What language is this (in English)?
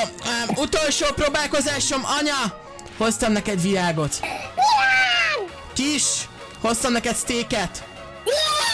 Hungarian